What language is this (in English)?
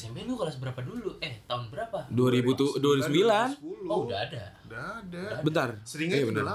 Indonesian